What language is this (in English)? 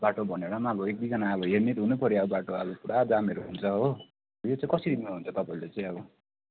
Nepali